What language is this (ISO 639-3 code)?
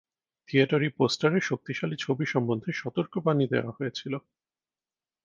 ben